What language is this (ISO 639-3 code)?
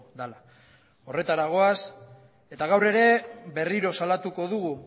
eus